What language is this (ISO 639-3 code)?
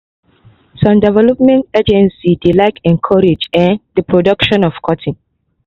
pcm